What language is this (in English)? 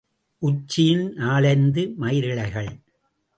Tamil